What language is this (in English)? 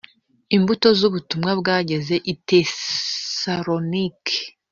Kinyarwanda